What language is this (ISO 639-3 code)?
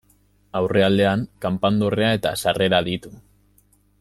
eus